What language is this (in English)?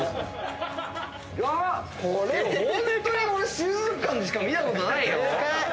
Japanese